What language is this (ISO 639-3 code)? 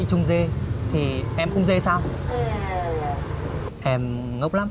vie